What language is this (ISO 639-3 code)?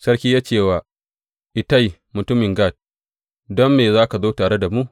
hau